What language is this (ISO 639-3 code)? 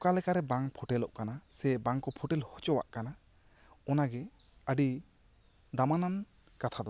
sat